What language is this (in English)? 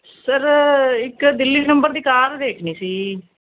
Punjabi